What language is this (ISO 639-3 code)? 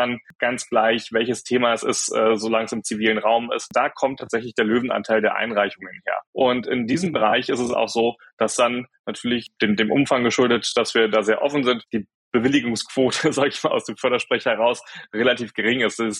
deu